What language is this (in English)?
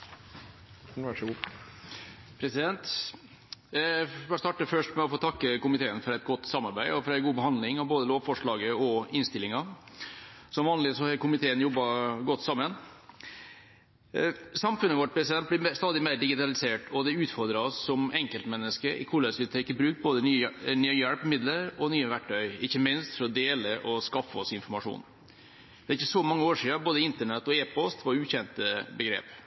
Norwegian Bokmål